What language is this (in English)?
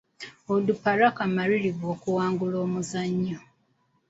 Ganda